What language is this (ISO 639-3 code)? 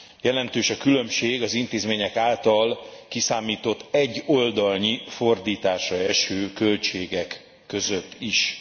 hun